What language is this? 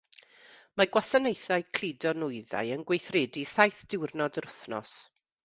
Welsh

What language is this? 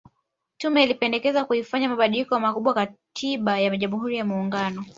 Swahili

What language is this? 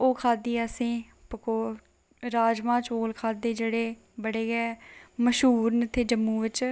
Dogri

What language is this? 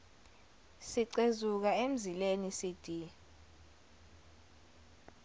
Zulu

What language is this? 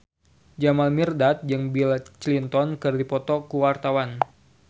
Sundanese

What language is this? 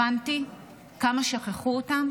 Hebrew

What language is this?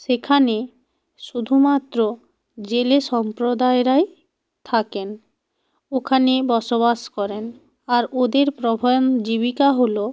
Bangla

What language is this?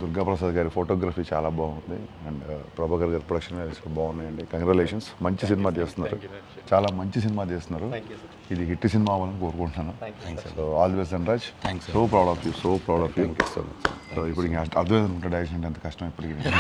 Telugu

